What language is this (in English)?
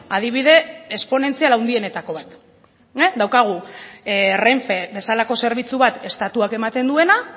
Basque